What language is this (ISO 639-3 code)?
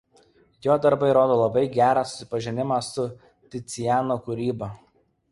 lit